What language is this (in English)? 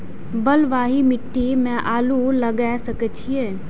Maithili